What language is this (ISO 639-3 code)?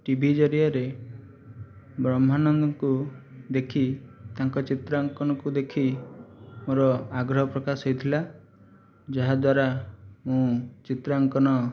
ori